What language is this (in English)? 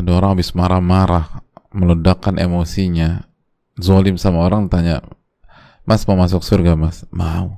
Indonesian